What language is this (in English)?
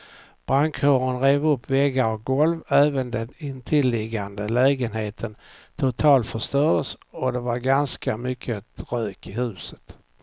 Swedish